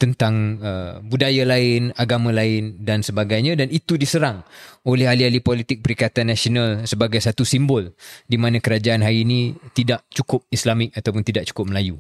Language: Malay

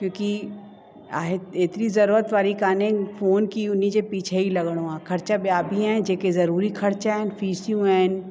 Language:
Sindhi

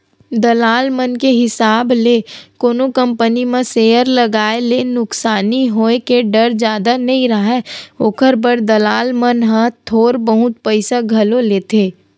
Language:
Chhattisgarhi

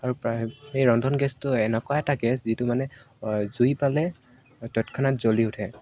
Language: Assamese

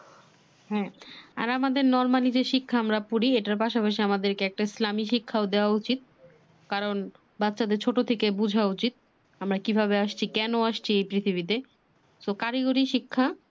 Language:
Bangla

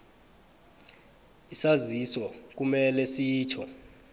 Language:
South Ndebele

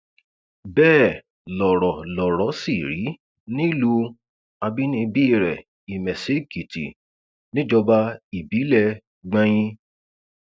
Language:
Yoruba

